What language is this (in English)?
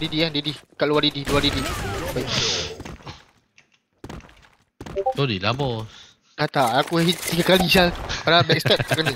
Malay